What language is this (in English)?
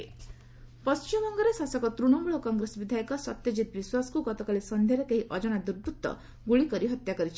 Odia